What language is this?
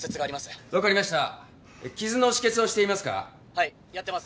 Japanese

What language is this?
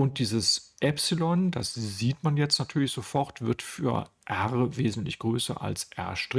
German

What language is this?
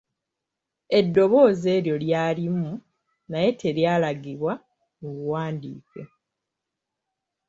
Ganda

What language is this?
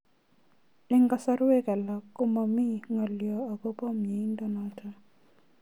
Kalenjin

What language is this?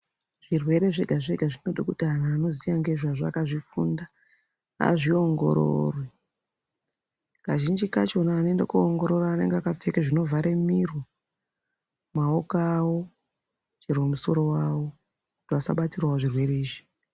Ndau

